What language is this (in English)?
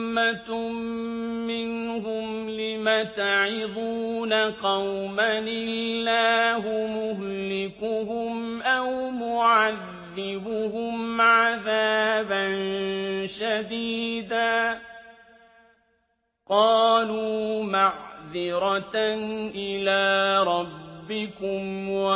Arabic